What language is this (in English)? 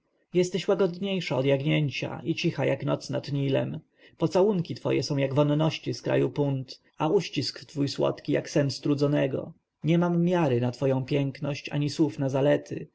Polish